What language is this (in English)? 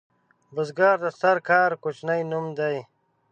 Pashto